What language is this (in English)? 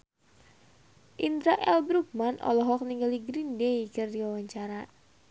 Sundanese